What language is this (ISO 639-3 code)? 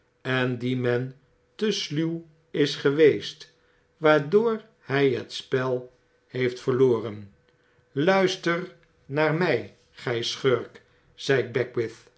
nld